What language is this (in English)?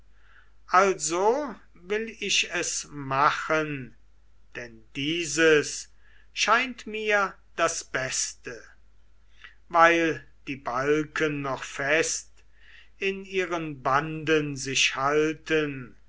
German